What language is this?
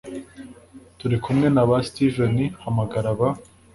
Kinyarwanda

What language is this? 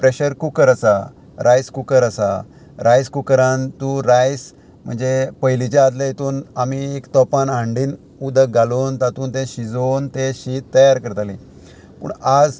Konkani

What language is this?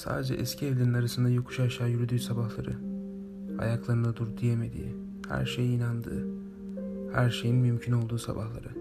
Turkish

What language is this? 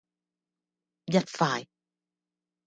Cantonese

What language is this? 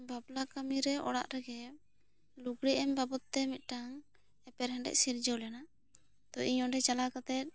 Santali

